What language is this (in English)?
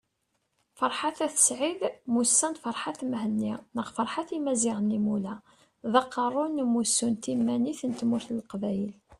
Kabyle